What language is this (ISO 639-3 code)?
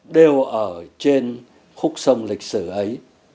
vie